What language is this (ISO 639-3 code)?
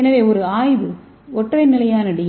tam